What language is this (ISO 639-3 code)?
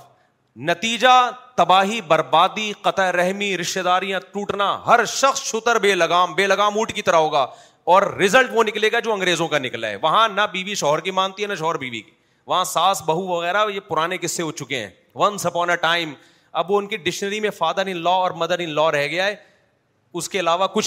urd